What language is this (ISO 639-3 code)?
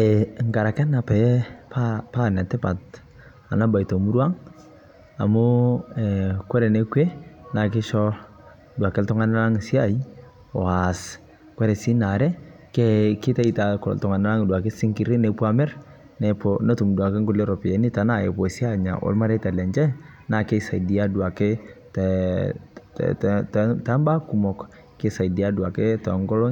mas